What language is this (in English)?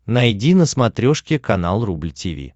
Russian